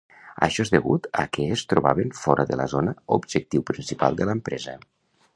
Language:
Catalan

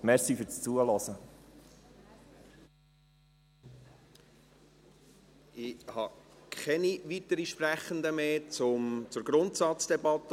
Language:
Swiss German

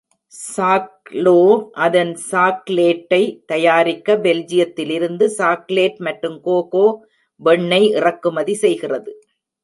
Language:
Tamil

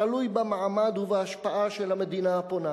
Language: Hebrew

